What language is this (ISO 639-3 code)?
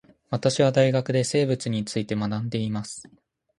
jpn